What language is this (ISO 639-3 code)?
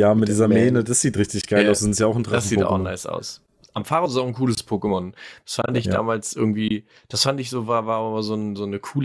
deu